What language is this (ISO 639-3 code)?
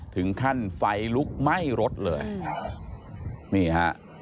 tha